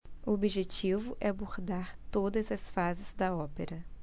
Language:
Portuguese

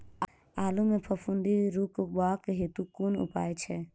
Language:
Maithili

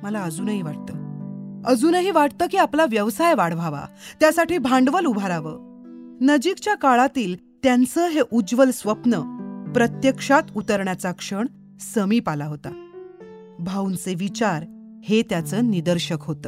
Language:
Marathi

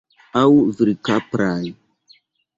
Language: Esperanto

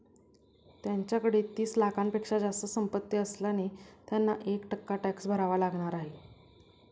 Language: Marathi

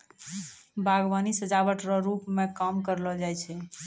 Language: Maithili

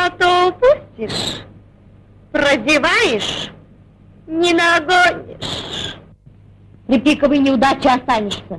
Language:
Russian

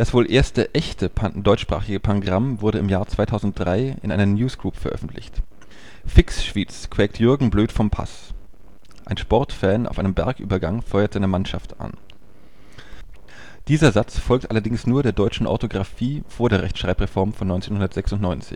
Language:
German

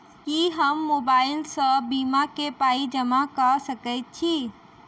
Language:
Maithili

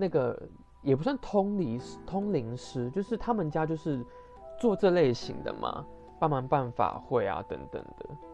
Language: Chinese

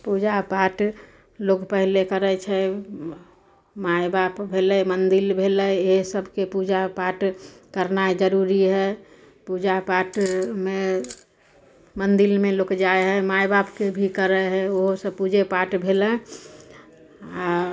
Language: Maithili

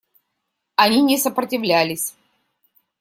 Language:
Russian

